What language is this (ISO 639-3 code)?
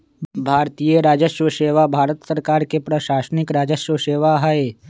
mag